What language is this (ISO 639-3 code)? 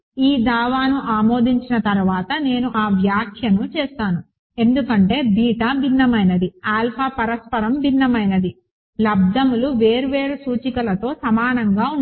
tel